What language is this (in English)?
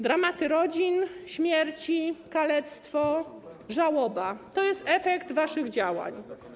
Polish